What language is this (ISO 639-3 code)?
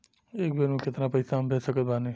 bho